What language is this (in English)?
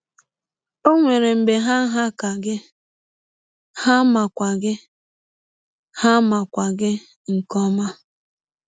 Igbo